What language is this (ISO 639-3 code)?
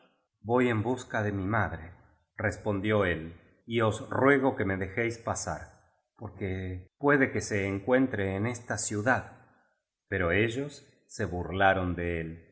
spa